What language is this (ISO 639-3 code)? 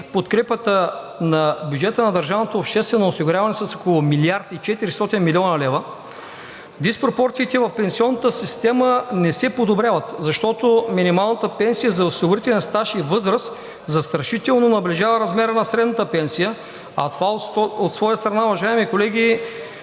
bul